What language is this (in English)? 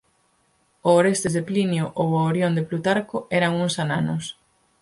Galician